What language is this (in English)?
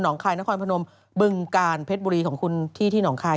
Thai